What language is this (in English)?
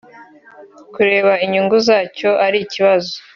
Kinyarwanda